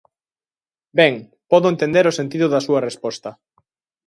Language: Galician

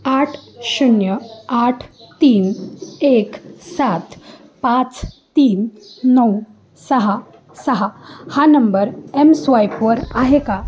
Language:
Marathi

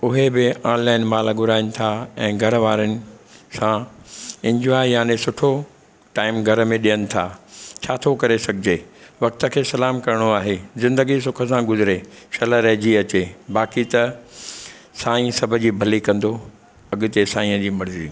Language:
Sindhi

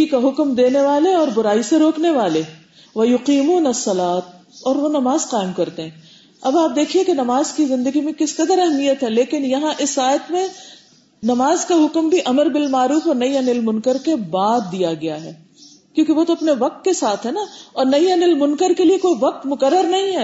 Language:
Urdu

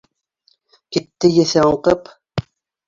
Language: Bashkir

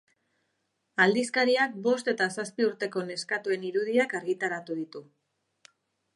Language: Basque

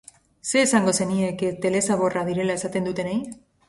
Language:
Basque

